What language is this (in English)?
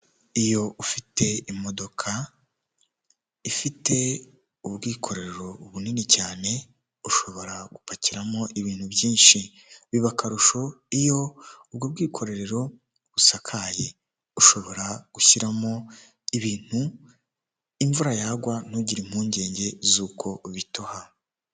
Kinyarwanda